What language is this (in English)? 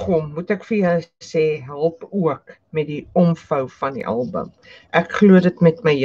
Dutch